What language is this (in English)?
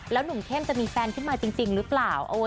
Thai